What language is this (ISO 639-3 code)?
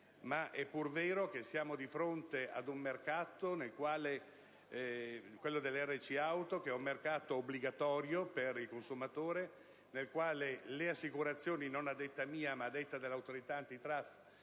ita